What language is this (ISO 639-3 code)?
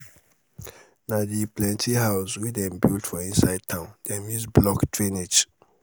pcm